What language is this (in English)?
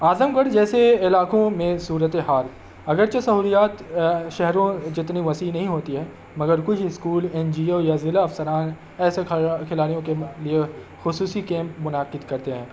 Urdu